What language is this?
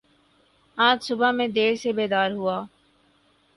Urdu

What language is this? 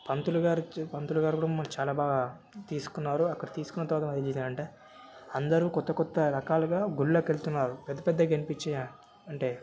Telugu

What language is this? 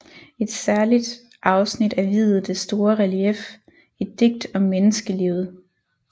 Danish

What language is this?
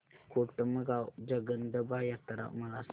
Marathi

